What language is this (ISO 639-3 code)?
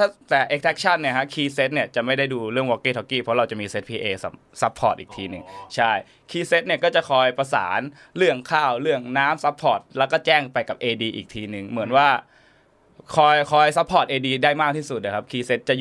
tha